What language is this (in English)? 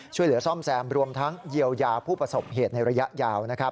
Thai